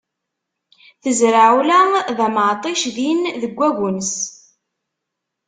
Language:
Kabyle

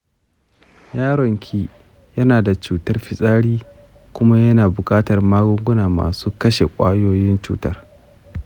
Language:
Hausa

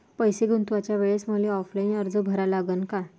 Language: Marathi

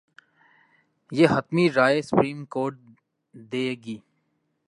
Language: Urdu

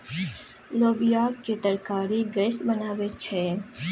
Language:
Maithili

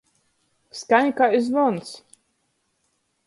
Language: Latgalian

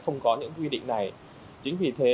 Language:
Vietnamese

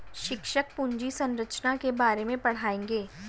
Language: Hindi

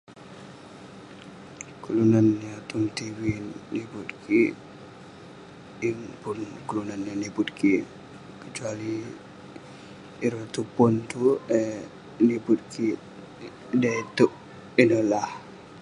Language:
Western Penan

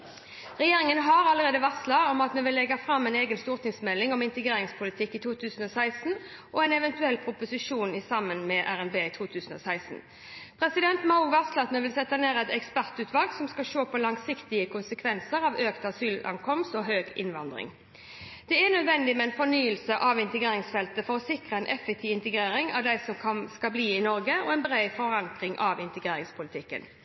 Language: Norwegian Bokmål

